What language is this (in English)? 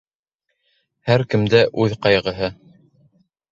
Bashkir